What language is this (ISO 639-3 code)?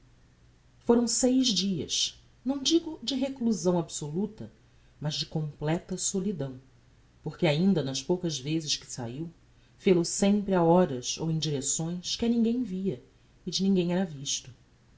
por